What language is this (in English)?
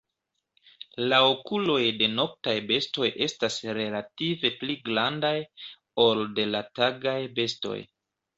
Esperanto